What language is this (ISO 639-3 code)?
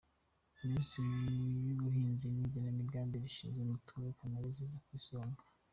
kin